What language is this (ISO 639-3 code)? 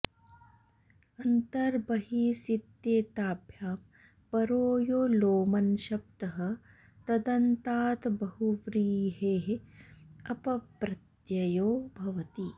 san